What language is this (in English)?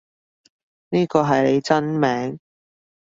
Cantonese